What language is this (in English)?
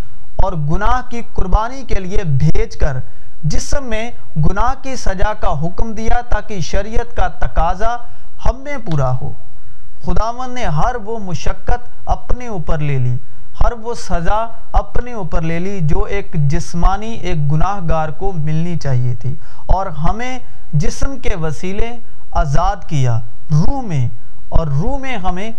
Urdu